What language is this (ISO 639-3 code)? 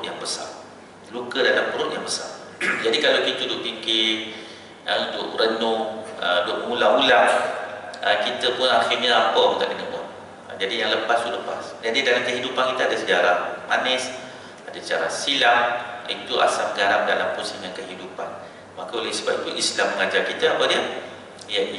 msa